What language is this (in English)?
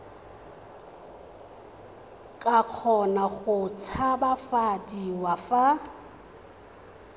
Tswana